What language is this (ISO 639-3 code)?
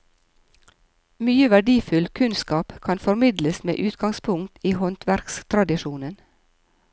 nor